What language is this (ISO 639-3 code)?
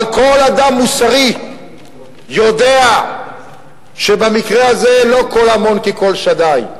heb